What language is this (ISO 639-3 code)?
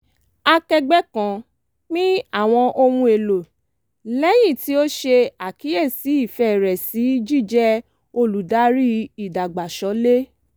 yor